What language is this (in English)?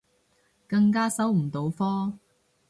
Cantonese